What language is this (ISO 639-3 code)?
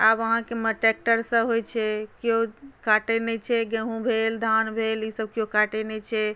mai